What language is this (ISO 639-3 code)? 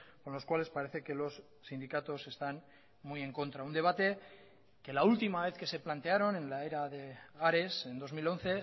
spa